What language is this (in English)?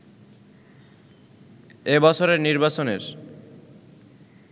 Bangla